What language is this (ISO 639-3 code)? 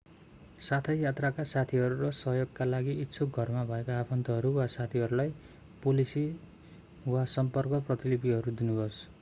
nep